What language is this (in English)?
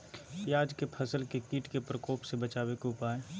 Magahi